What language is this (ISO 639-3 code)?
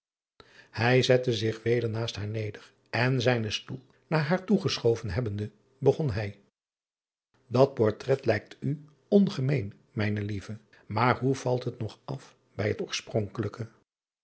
nld